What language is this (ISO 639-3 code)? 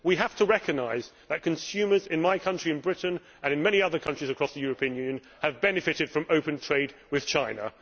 eng